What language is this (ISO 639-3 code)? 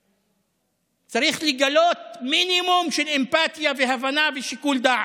heb